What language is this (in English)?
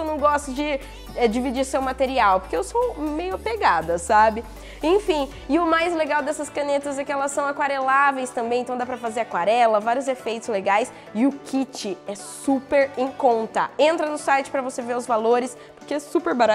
Portuguese